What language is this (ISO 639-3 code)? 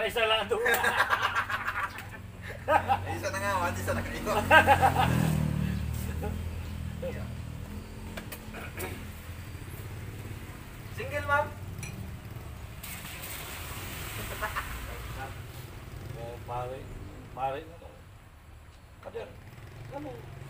ind